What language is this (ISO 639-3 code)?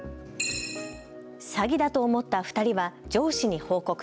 jpn